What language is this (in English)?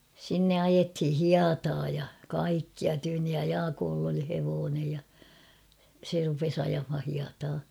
Finnish